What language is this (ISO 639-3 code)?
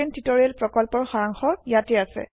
asm